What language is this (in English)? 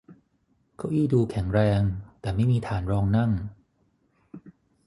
Thai